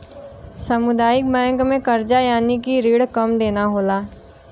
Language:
Bhojpuri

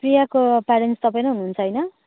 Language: Nepali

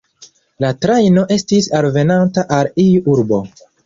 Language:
Esperanto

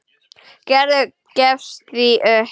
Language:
Icelandic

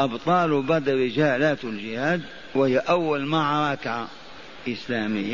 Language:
Arabic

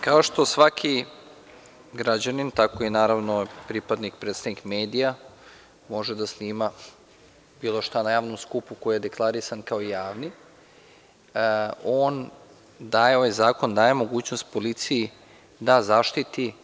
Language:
Serbian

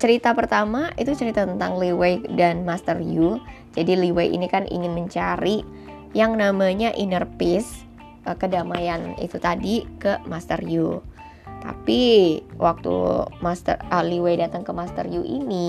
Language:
Indonesian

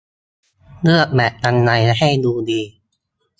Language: Thai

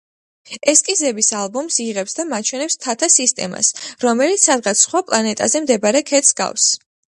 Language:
Georgian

